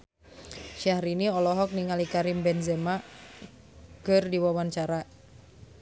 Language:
Sundanese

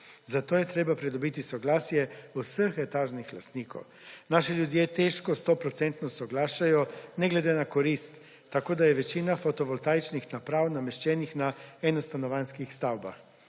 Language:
Slovenian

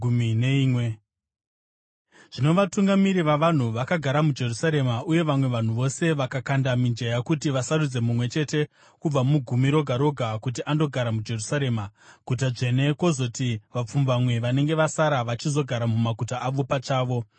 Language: Shona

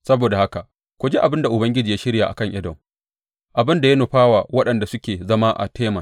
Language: Hausa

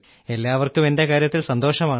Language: Malayalam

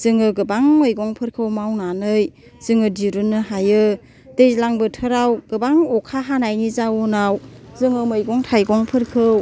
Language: Bodo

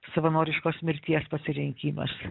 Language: Lithuanian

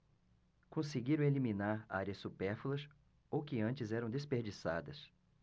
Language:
Portuguese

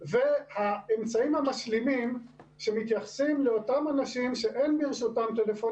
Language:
Hebrew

